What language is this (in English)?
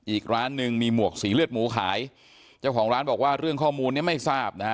Thai